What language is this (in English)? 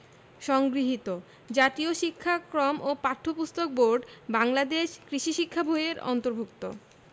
Bangla